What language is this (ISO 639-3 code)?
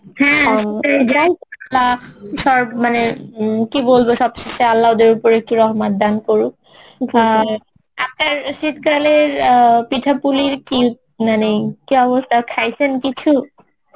ben